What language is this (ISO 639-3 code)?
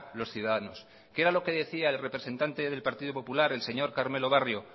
spa